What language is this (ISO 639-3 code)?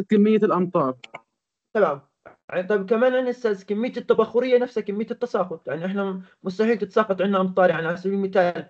ara